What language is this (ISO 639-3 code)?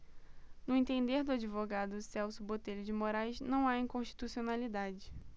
por